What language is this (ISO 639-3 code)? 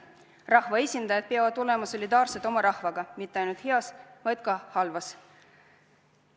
est